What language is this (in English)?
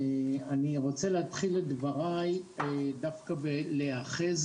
Hebrew